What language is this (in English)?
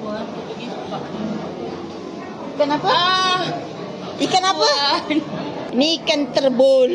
Malay